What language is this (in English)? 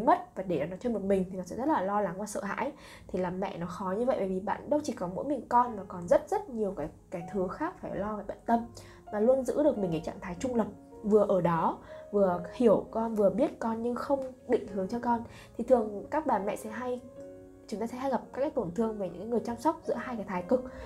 Vietnamese